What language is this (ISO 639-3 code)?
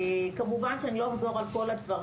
heb